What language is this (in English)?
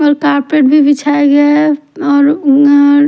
Hindi